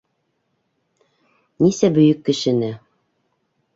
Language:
Bashkir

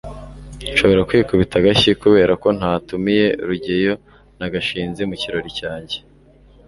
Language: Kinyarwanda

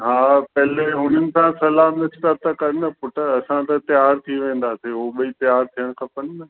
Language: Sindhi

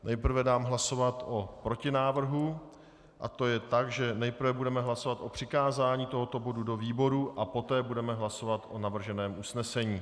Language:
Czech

